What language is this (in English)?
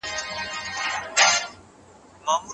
Pashto